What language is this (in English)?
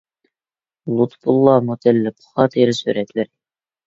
Uyghur